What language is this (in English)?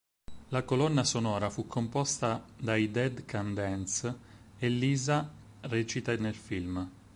Italian